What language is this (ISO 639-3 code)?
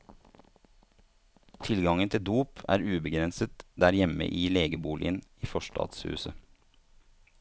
nor